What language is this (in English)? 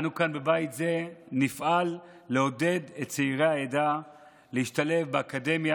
Hebrew